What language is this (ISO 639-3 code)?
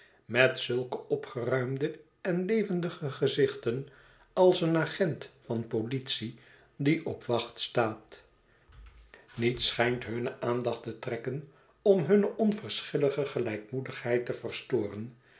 nld